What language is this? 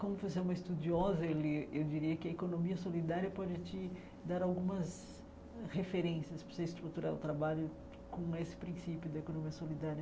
Portuguese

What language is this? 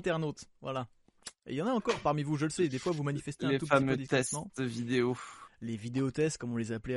French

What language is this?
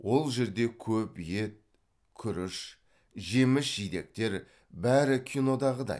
Kazakh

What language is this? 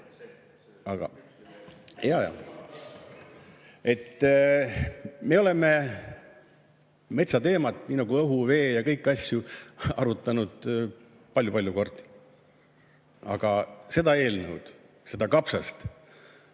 Estonian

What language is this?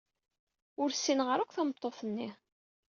Kabyle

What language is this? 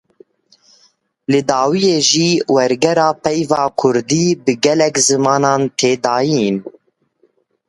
Kurdish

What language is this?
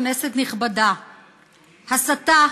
Hebrew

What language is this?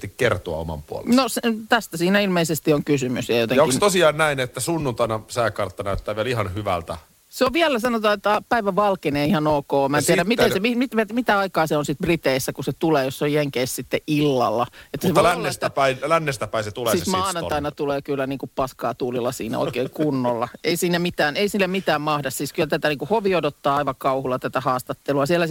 Finnish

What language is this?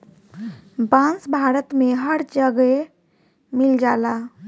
Bhojpuri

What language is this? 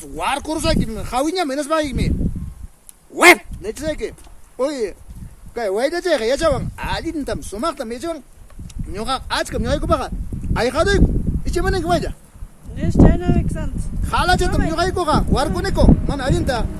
Spanish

